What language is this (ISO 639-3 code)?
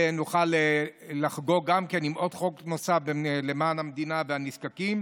heb